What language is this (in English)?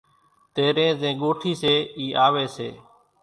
Kachi Koli